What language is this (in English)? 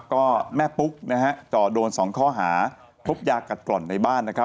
Thai